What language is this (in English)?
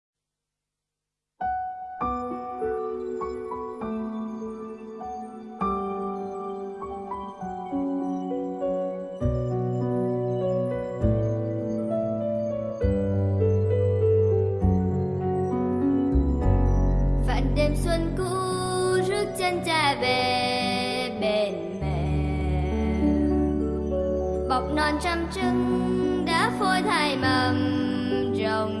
Vietnamese